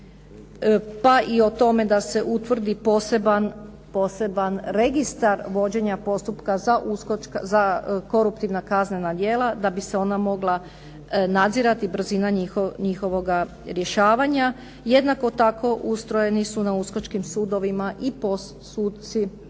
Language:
Croatian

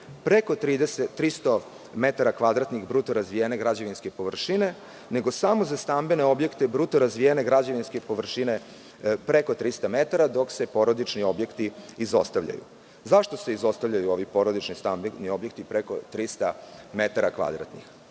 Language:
Serbian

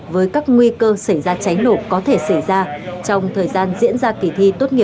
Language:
Vietnamese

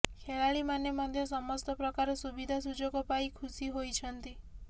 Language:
Odia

